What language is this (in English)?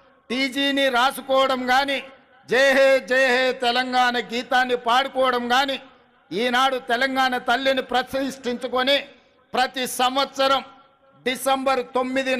Telugu